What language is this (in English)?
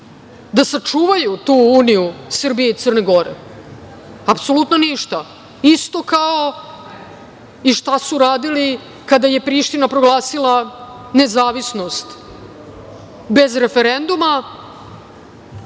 Serbian